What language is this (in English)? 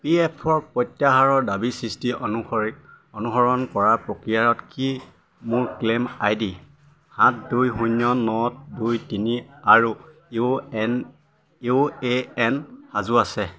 Assamese